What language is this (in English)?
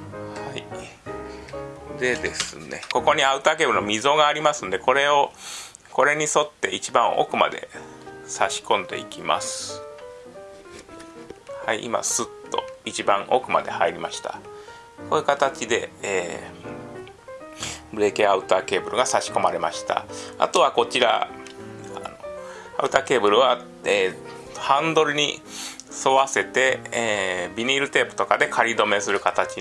Japanese